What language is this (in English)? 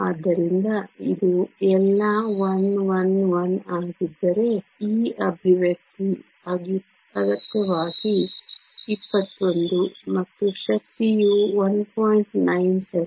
Kannada